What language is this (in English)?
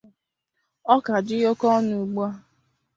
Igbo